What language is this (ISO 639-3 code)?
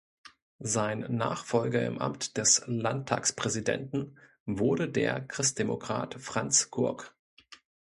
deu